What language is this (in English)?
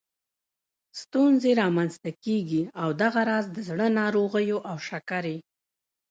Pashto